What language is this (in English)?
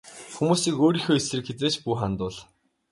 Mongolian